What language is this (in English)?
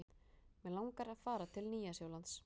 Icelandic